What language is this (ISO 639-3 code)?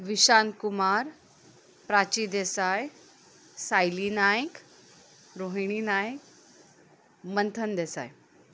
kok